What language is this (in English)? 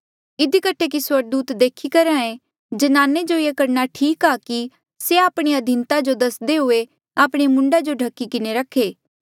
Mandeali